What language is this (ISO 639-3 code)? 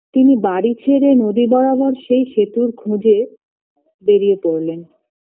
ben